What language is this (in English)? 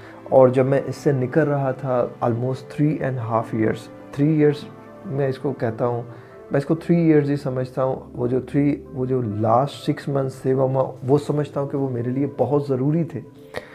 Urdu